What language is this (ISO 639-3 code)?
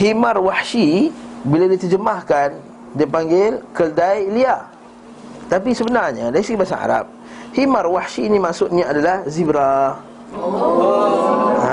msa